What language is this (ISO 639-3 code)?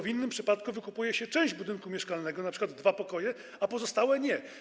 pol